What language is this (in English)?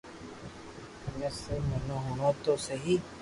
Loarki